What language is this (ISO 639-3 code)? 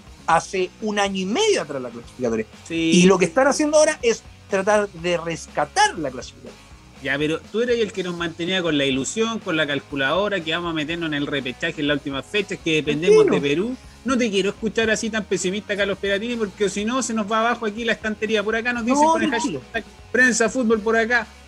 spa